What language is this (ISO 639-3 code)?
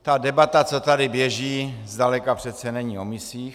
ces